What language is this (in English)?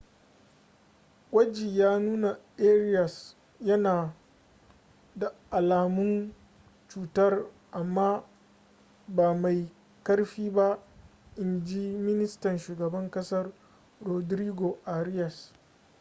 Hausa